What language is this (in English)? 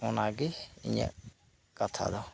Santali